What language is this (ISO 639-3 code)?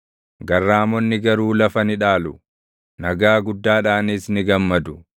orm